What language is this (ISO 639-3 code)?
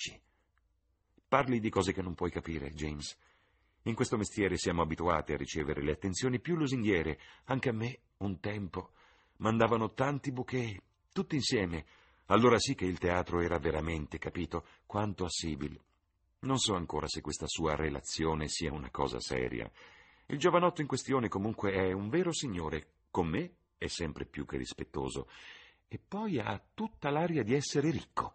ita